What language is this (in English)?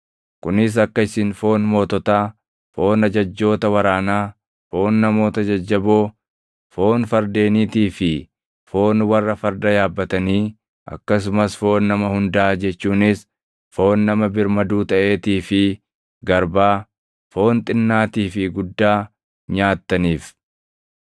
Oromo